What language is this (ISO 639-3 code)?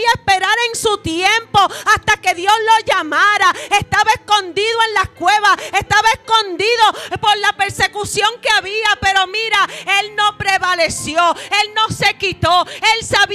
spa